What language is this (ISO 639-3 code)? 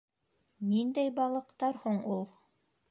bak